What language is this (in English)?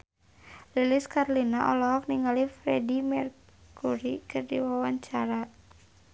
Sundanese